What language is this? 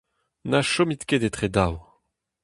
Breton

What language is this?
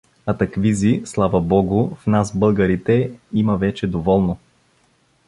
Bulgarian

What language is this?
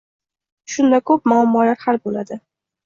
Uzbek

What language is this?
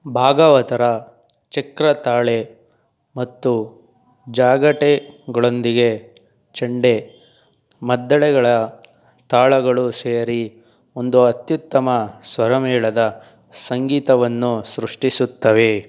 Kannada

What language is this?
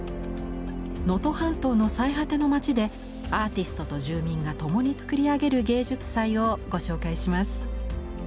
Japanese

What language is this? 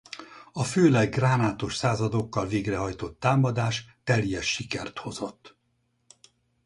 Hungarian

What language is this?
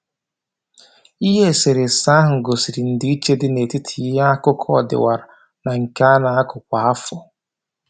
Igbo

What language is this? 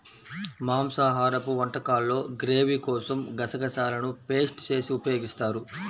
Telugu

